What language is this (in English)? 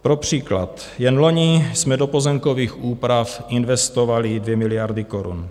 Czech